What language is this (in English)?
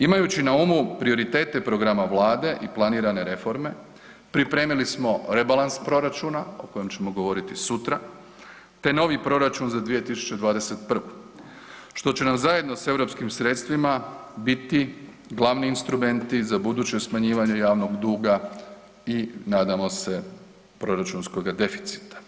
Croatian